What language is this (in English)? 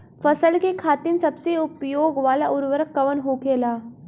Bhojpuri